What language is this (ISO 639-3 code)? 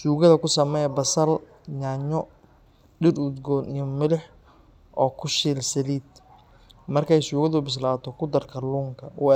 som